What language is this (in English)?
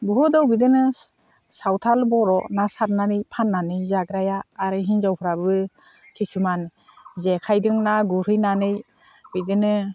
Bodo